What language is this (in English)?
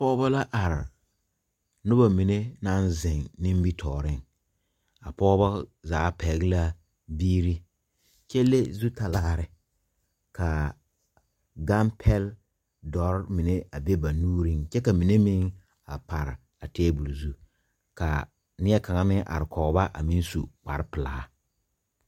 Southern Dagaare